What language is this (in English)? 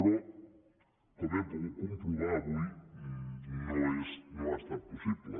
Catalan